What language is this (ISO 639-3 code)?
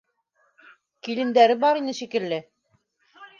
bak